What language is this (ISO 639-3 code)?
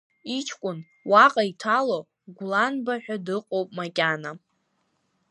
abk